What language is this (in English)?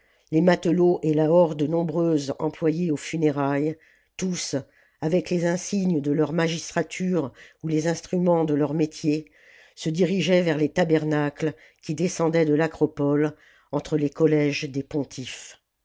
French